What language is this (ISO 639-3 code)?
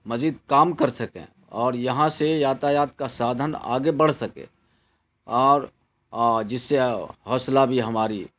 urd